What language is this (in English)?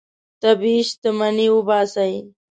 Pashto